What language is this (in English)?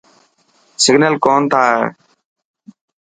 Dhatki